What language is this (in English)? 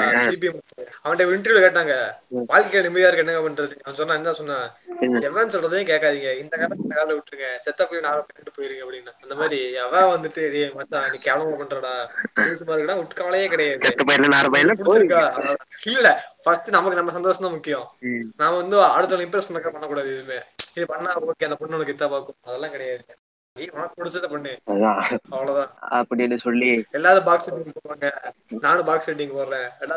Tamil